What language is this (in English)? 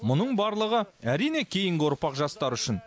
Kazakh